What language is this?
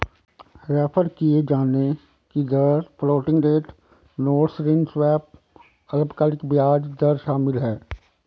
Hindi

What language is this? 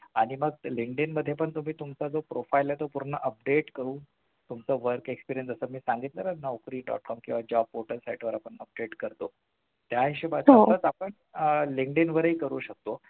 Marathi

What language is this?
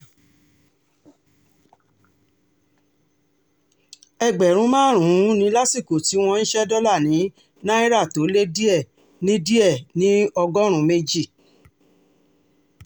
Yoruba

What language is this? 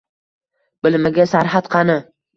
Uzbek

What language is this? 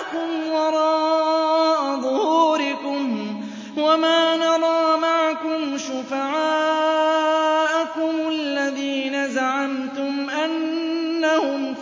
Arabic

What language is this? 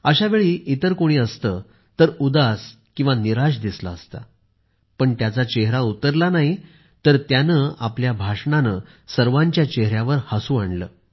Marathi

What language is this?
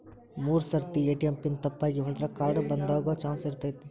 Kannada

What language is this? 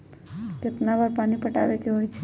Magahi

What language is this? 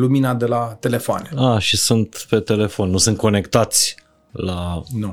Romanian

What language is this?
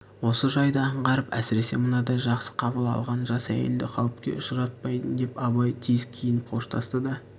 Kazakh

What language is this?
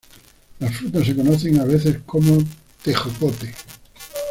Spanish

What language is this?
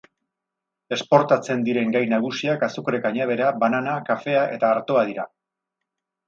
Basque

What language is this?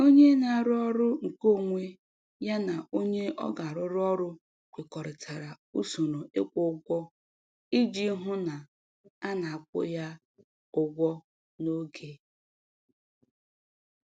Igbo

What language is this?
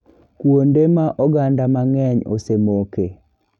Luo (Kenya and Tanzania)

